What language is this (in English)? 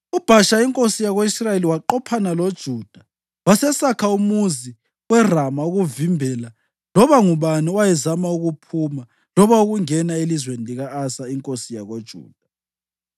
North Ndebele